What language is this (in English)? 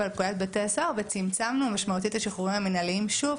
Hebrew